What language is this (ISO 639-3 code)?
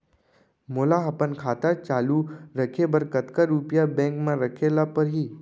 hne